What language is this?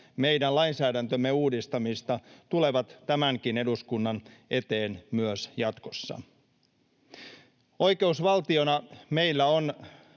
Finnish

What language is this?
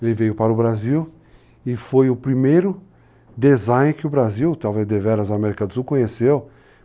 Portuguese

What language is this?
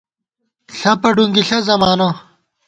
Gawar-Bati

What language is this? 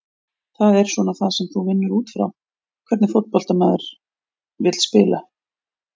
Icelandic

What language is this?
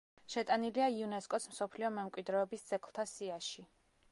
Georgian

